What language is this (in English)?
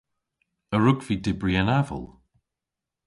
Cornish